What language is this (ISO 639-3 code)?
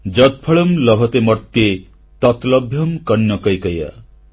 ori